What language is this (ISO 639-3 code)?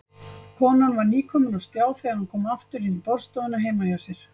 isl